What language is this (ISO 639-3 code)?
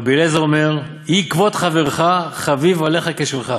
heb